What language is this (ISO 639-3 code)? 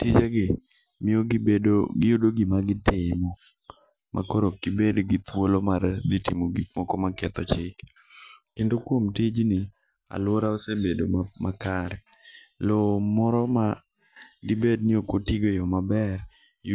luo